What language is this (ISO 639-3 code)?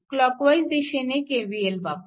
mar